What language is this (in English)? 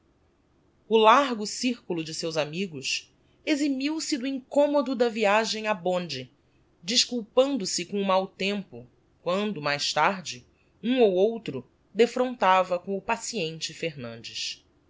Portuguese